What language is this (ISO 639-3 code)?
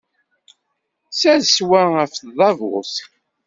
kab